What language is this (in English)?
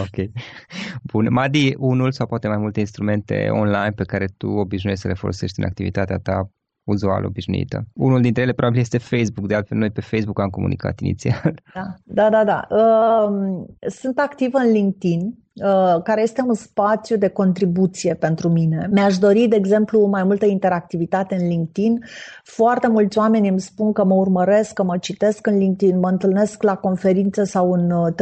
Romanian